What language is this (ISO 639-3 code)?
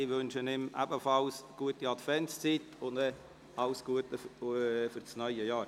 gsw